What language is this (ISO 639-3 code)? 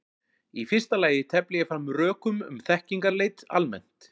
isl